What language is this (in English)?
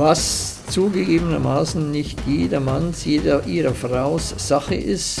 German